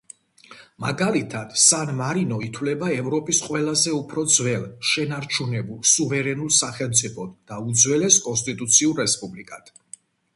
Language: Georgian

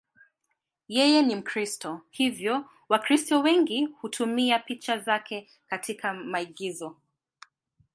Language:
Swahili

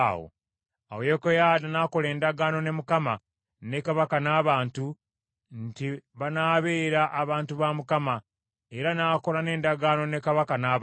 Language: Ganda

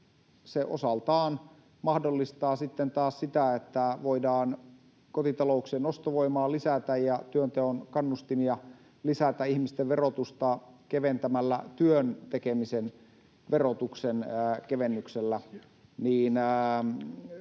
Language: Finnish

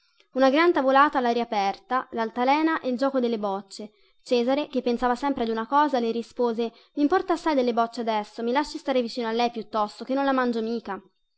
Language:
Italian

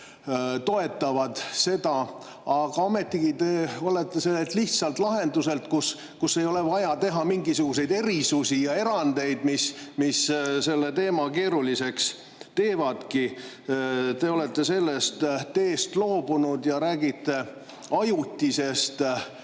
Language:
Estonian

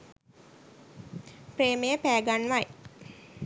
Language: Sinhala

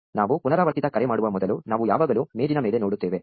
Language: Kannada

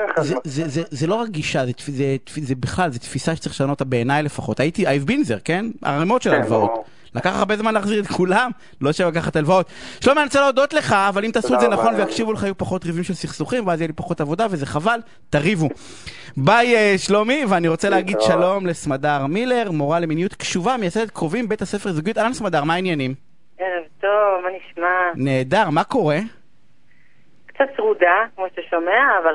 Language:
Hebrew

